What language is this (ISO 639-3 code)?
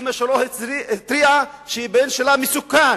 heb